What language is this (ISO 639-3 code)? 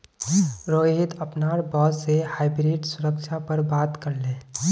mag